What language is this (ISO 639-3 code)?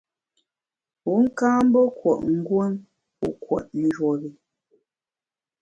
bax